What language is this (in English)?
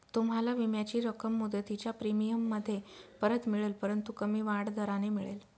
Marathi